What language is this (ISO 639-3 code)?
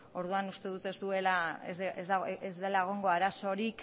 eus